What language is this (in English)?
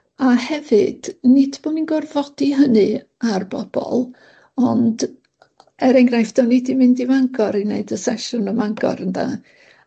Welsh